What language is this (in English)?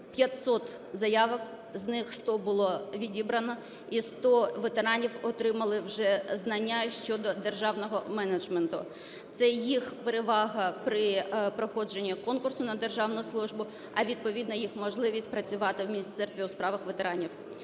Ukrainian